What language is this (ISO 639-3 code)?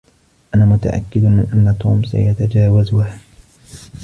ara